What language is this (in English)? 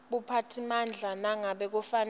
Swati